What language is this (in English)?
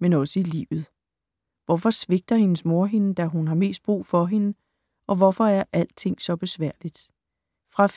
Danish